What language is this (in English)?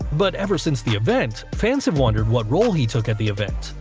English